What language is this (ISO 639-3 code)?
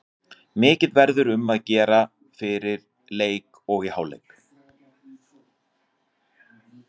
isl